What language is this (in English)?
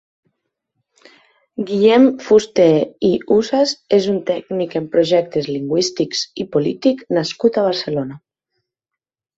Catalan